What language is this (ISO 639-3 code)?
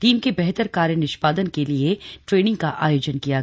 hin